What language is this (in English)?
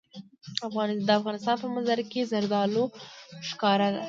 Pashto